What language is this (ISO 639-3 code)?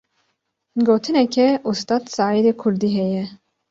kur